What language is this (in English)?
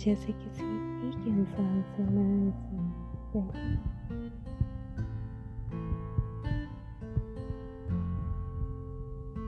Hindi